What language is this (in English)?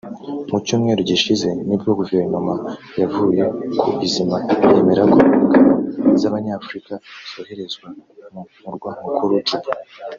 Kinyarwanda